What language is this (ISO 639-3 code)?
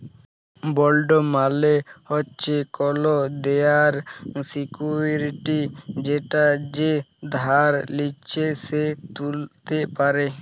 ben